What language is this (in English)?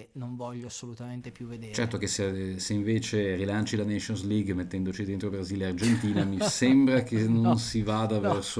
Italian